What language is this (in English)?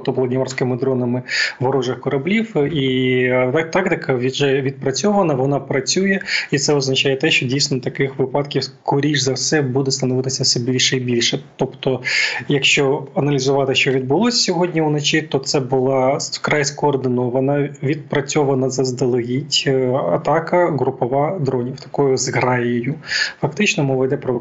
Ukrainian